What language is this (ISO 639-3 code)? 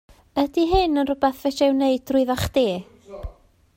cym